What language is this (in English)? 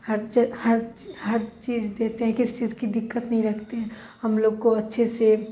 Urdu